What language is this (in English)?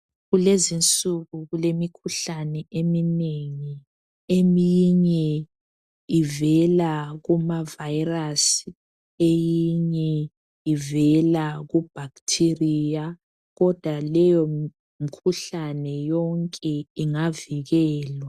North Ndebele